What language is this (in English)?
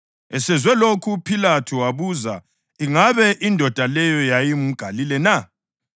North Ndebele